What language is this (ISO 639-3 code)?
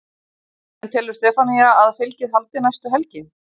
isl